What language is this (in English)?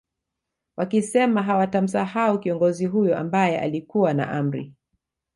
Swahili